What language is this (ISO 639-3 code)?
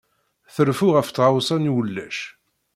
kab